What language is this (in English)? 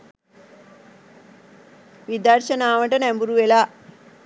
Sinhala